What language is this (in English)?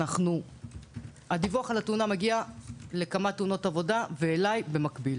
Hebrew